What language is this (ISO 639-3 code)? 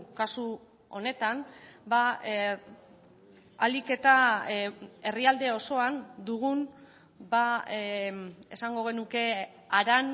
eus